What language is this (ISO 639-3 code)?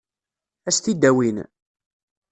kab